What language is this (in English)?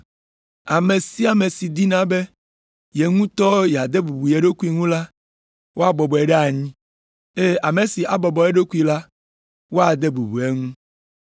Ewe